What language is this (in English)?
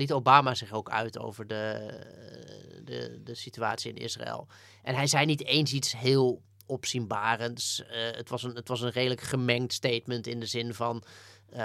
Dutch